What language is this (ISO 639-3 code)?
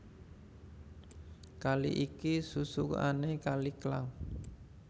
jav